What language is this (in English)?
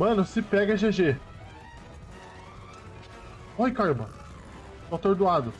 Portuguese